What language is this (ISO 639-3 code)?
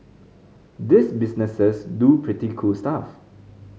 eng